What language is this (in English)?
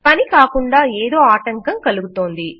Telugu